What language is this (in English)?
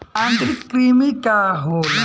Bhojpuri